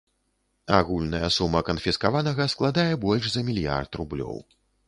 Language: Belarusian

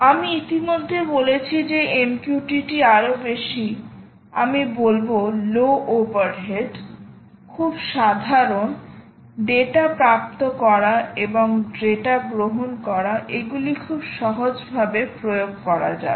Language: Bangla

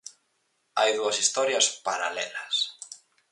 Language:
Galician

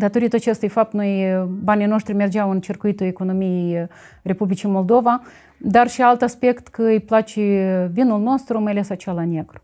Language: Romanian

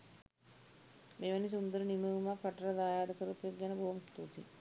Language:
Sinhala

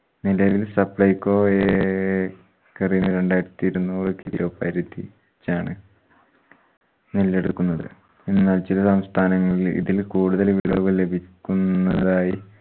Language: Malayalam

